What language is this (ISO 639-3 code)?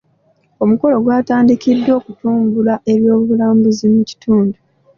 lug